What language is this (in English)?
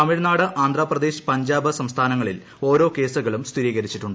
Malayalam